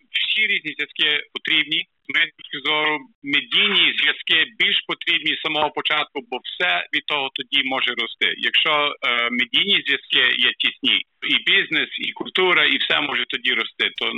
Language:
Ukrainian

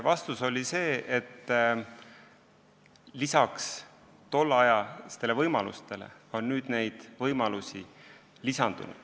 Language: Estonian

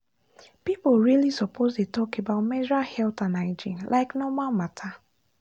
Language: Nigerian Pidgin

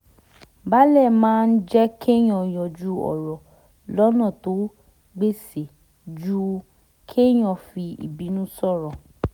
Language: Yoruba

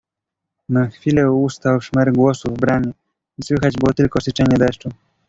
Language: Polish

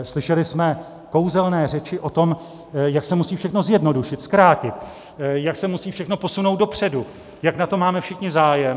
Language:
Czech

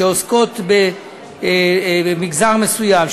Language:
Hebrew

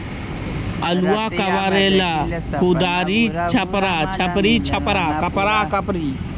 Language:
Magahi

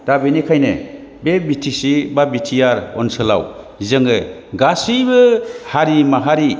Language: Bodo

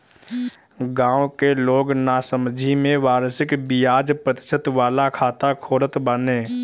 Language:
Bhojpuri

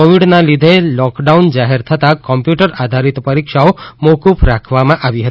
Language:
Gujarati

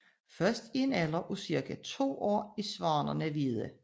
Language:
Danish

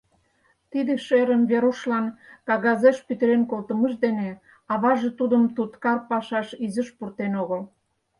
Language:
Mari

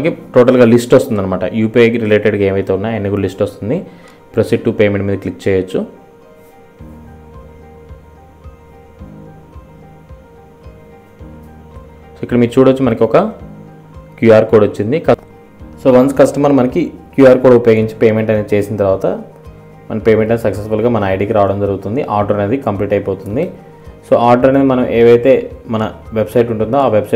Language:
Hindi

